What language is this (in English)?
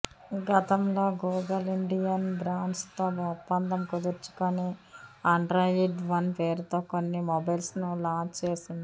Telugu